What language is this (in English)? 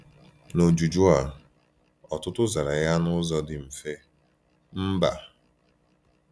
Igbo